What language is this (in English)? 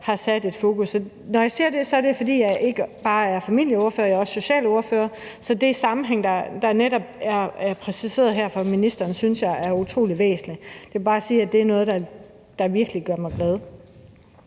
Danish